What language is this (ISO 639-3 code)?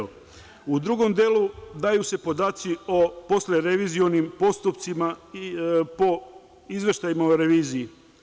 srp